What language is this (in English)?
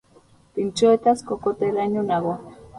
Basque